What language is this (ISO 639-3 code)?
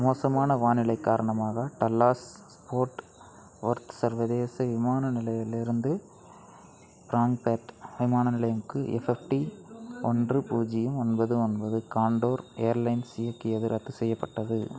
tam